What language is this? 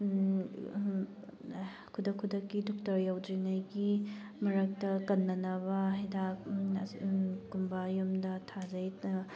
Manipuri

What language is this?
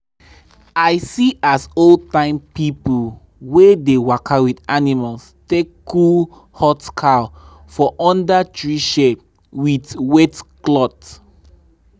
Nigerian Pidgin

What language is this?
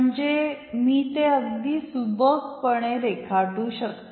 Marathi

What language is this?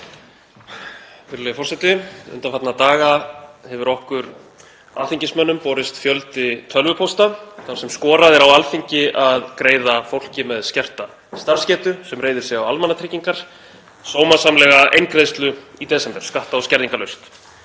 Icelandic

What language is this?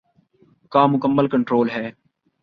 Urdu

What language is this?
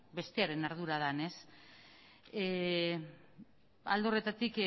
Basque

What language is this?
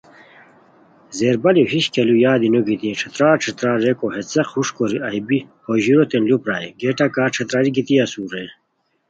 Khowar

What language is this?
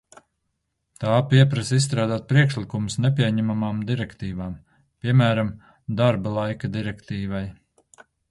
Latvian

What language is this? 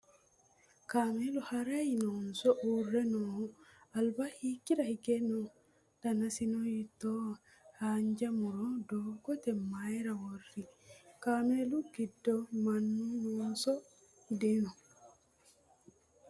Sidamo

